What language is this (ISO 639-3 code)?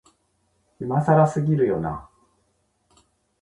jpn